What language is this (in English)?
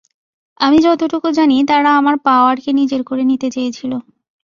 Bangla